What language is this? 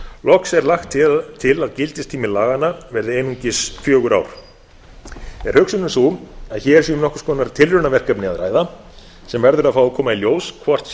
Icelandic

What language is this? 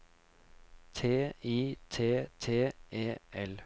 Norwegian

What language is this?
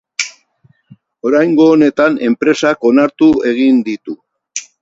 Basque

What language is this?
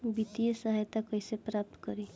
Bhojpuri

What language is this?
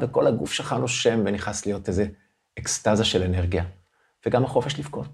Hebrew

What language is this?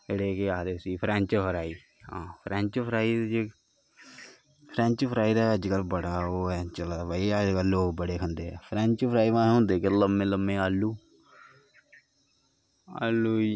Dogri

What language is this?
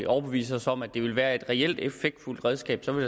Danish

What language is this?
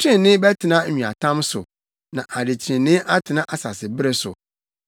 Akan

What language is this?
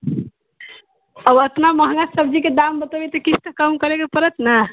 Maithili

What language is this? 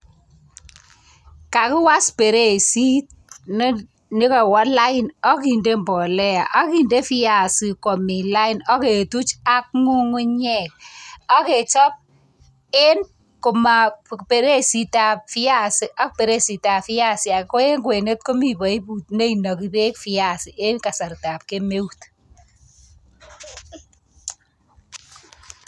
Kalenjin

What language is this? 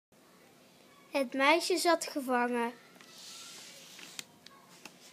Dutch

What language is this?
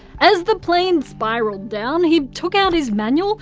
English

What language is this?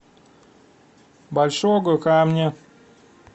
Russian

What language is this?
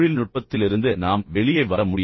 Tamil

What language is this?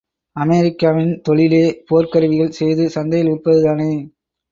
Tamil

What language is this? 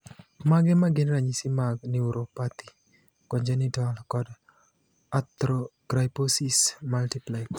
Luo (Kenya and Tanzania)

